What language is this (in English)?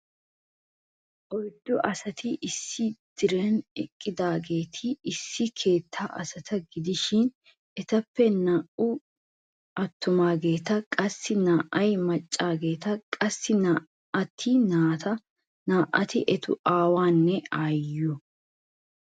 Wolaytta